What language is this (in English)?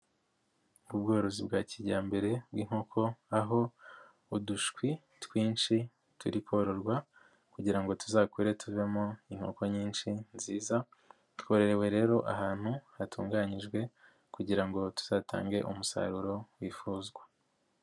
Kinyarwanda